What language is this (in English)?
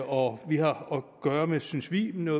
Danish